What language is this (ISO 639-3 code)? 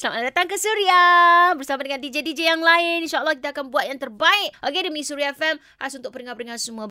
msa